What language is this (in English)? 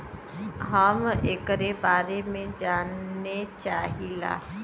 Bhojpuri